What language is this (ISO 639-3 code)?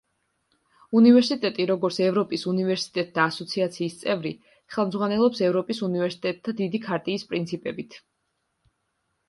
kat